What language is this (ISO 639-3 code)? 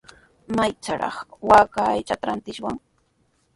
qws